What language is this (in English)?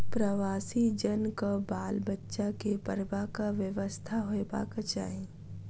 Maithili